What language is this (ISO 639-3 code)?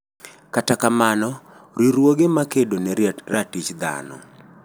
luo